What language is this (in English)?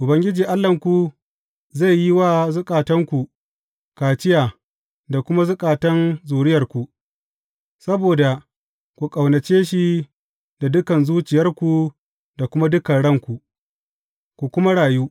Hausa